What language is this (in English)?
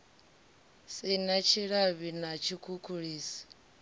Venda